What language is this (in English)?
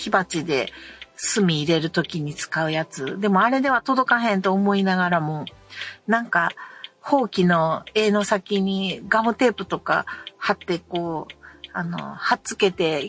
Japanese